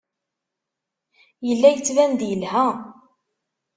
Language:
Kabyle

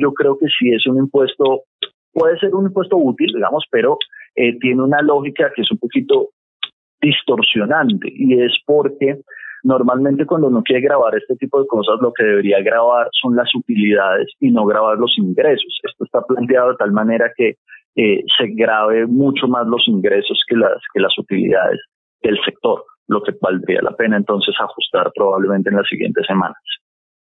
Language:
Spanish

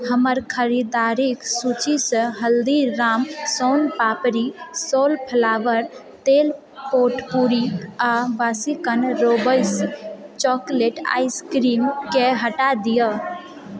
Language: Maithili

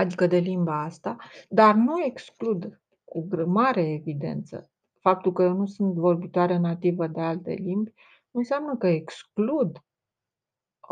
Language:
Romanian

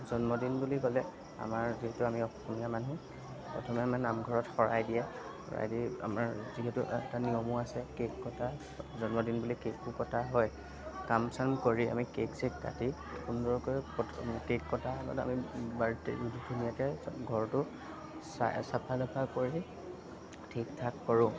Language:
Assamese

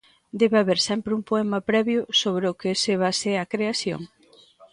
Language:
Galician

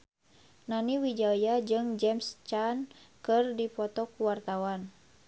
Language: Sundanese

